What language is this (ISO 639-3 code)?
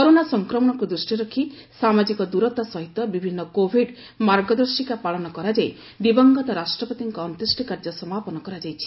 ori